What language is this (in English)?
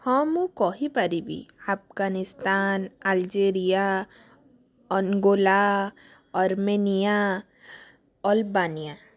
Odia